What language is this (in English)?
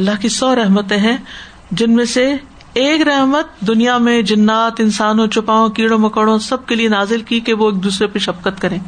Urdu